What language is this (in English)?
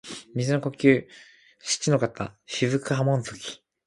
Japanese